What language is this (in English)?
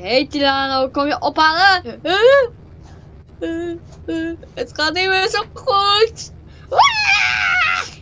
Dutch